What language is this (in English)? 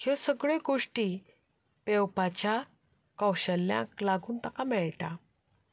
Konkani